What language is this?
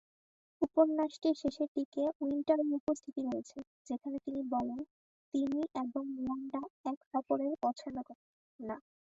Bangla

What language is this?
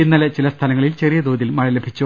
Malayalam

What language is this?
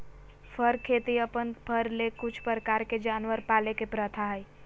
Magahi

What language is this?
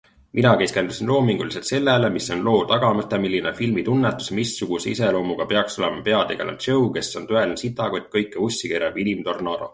Estonian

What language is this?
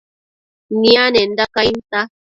Matsés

